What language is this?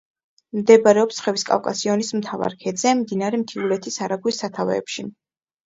Georgian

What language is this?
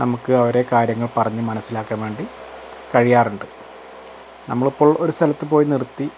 Malayalam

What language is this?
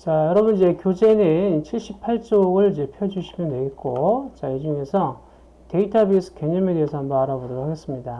Korean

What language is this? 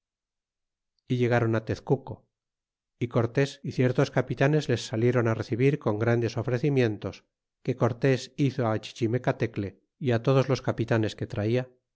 Spanish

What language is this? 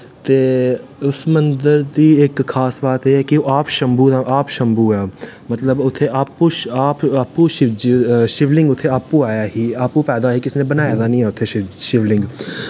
Dogri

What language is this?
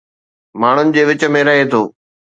Sindhi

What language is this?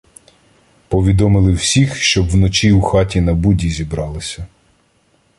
Ukrainian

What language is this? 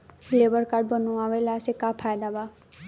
Bhojpuri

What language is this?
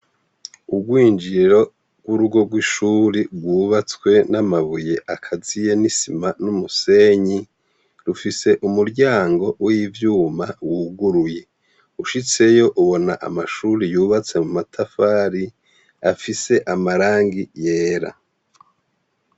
Rundi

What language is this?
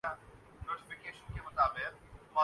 Urdu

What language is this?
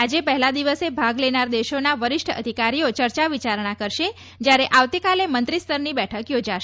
Gujarati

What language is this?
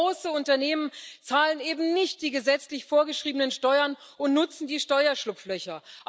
German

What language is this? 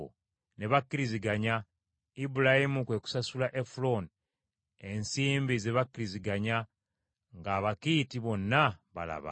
Ganda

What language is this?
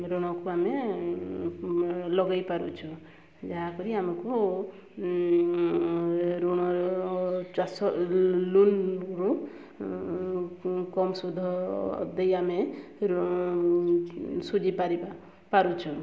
Odia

